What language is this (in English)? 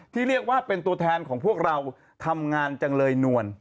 Thai